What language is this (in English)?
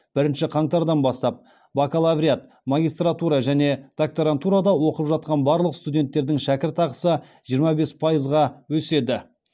Kazakh